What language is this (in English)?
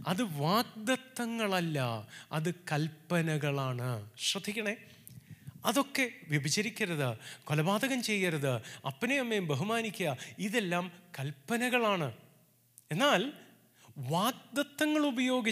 Malayalam